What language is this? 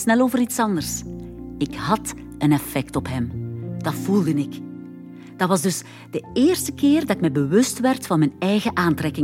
Dutch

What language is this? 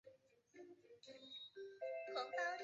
Chinese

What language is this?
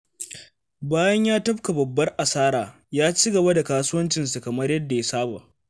Hausa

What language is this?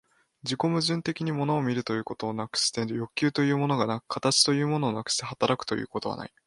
Japanese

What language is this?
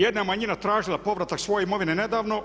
Croatian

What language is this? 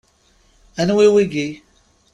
Kabyle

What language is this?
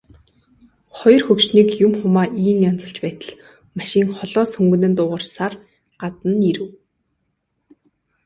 Mongolian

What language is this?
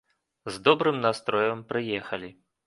Belarusian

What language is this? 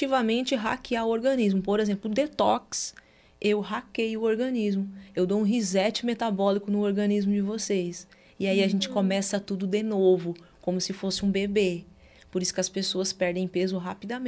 Portuguese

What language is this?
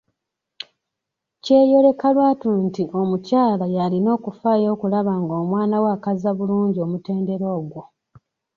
Ganda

